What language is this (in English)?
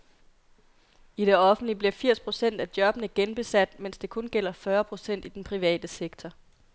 Danish